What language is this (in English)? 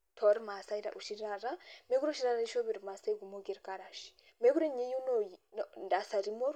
Masai